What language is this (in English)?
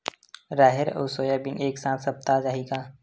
Chhattisgarhi